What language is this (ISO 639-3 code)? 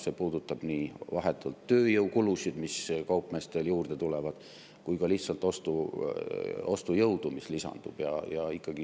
est